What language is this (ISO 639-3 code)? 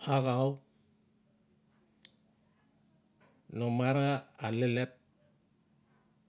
ncf